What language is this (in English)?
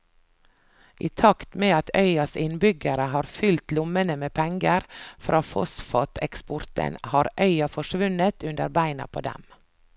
Norwegian